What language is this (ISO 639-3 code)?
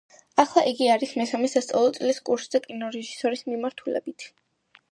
kat